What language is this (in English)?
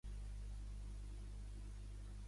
Catalan